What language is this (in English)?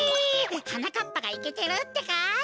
Japanese